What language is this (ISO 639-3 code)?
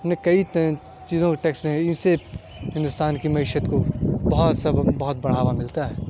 urd